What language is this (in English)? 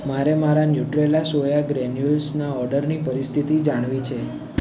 Gujarati